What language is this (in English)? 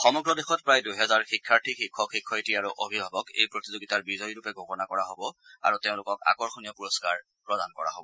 Assamese